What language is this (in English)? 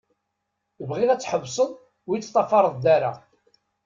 Kabyle